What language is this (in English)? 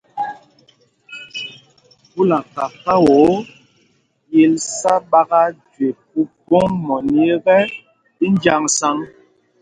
Mpumpong